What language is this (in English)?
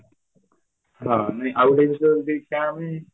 Odia